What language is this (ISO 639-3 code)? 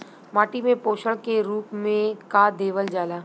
bho